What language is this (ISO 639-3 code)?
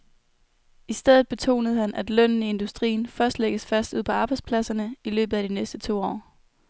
dan